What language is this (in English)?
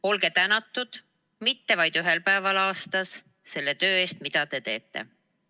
Estonian